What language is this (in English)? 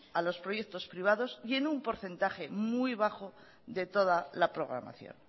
Spanish